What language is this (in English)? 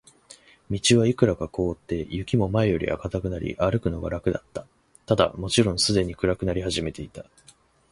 Japanese